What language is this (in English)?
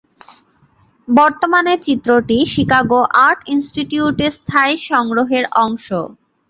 Bangla